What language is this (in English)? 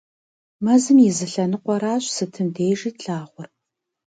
Kabardian